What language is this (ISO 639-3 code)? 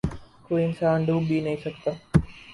urd